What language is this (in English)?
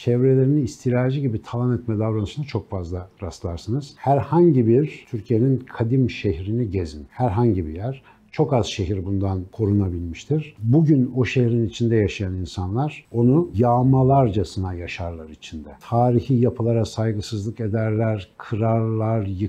Turkish